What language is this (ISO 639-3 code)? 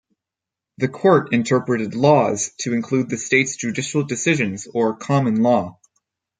eng